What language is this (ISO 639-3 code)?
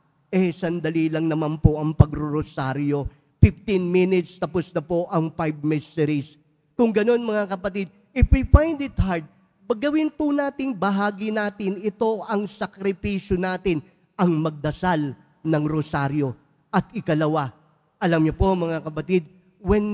fil